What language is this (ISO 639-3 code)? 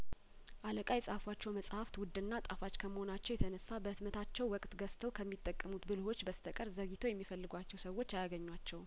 amh